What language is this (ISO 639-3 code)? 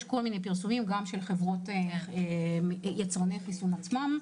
heb